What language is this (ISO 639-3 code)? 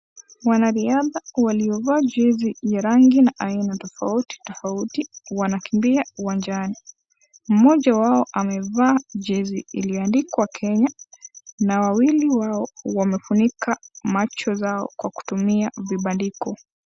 swa